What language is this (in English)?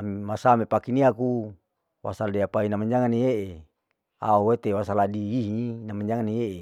Larike-Wakasihu